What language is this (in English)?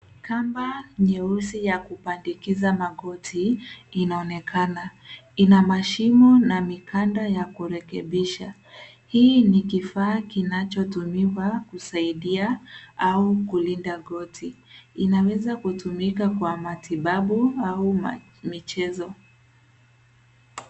Swahili